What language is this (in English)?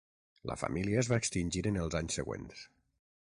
Catalan